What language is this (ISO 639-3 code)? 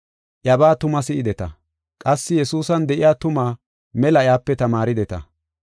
gof